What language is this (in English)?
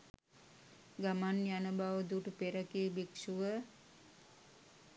Sinhala